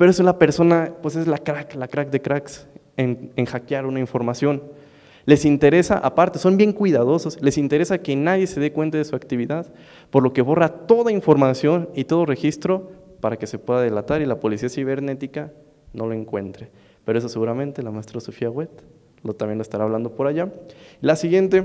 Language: Spanish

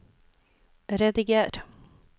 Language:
Norwegian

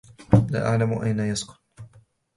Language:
Arabic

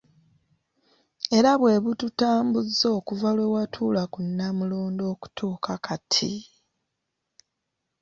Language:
Ganda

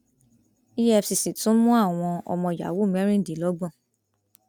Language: Yoruba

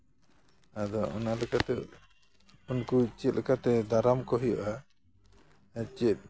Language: Santali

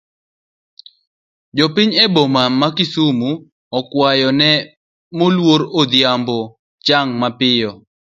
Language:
Luo (Kenya and Tanzania)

